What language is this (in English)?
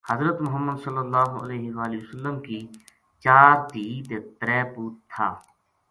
Gujari